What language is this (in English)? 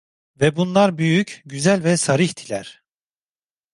Turkish